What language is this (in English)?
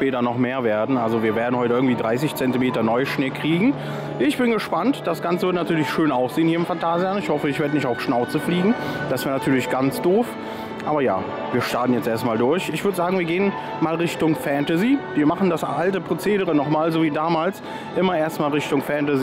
German